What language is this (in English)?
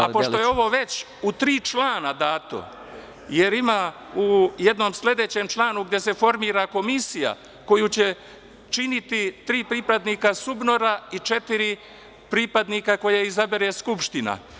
Serbian